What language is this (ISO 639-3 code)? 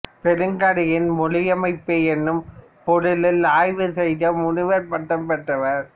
tam